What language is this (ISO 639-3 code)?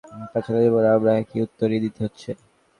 ben